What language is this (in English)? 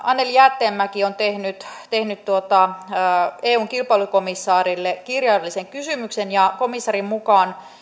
Finnish